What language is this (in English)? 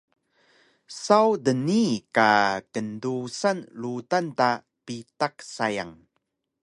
Taroko